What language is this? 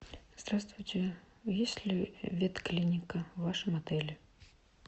Russian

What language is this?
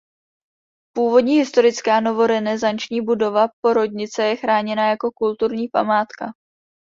Czech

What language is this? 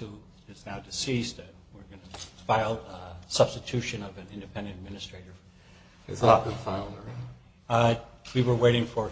English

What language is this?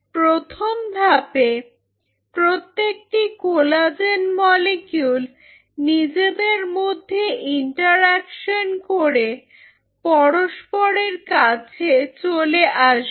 Bangla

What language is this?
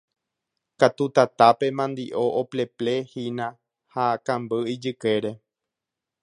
Guarani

